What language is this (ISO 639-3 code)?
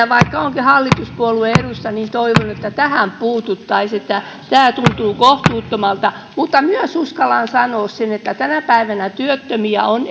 fin